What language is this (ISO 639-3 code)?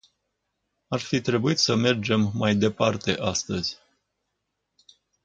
ron